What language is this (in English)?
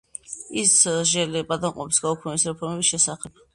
Georgian